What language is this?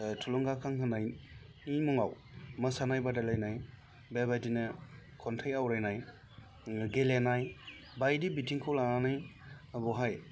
Bodo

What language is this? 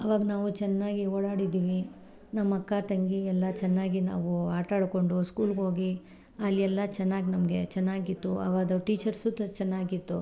Kannada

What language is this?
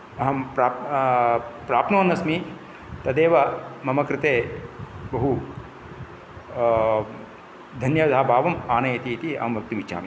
Sanskrit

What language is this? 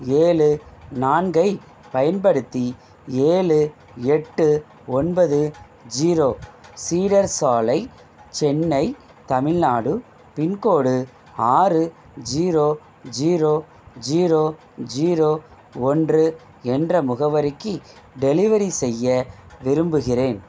Tamil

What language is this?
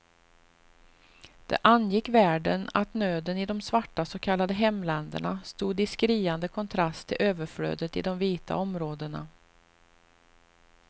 Swedish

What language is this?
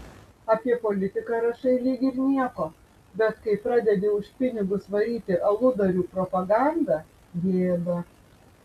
Lithuanian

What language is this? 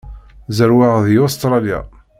Kabyle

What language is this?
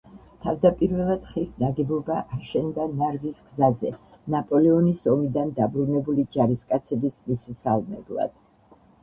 Georgian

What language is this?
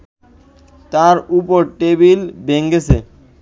Bangla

